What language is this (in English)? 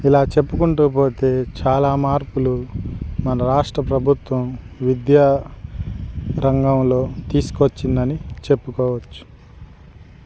Telugu